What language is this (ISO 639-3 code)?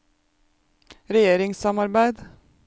nor